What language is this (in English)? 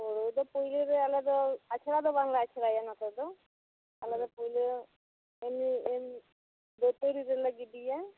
Santali